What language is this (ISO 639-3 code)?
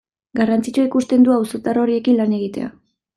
eus